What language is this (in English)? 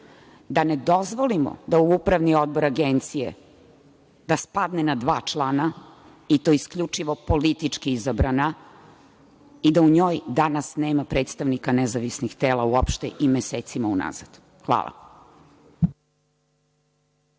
Serbian